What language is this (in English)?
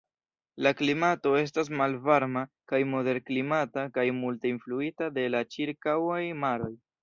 Esperanto